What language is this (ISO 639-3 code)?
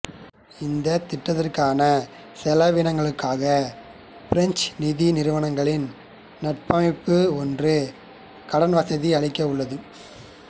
tam